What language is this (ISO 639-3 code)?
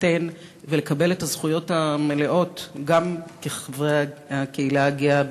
heb